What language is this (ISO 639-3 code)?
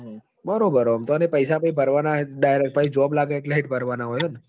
guj